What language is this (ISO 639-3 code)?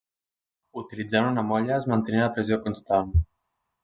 cat